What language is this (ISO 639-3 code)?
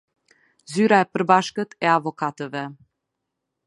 sqi